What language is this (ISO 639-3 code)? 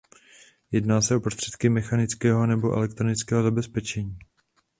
ces